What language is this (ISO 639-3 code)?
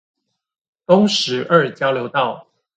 zho